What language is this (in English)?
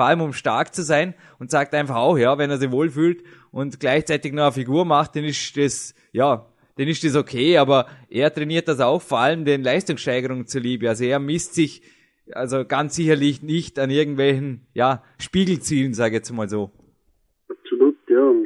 German